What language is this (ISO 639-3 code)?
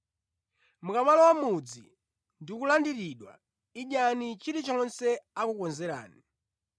nya